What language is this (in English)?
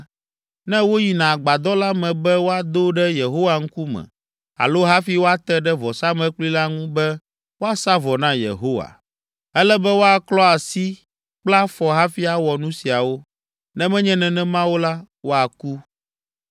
Ewe